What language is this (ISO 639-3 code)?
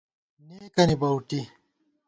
gwt